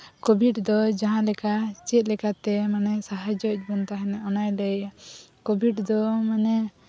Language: Santali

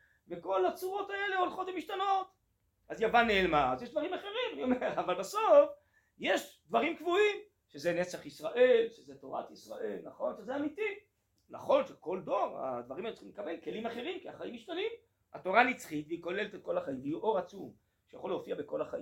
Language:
Hebrew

